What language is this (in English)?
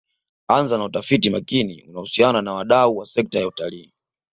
Swahili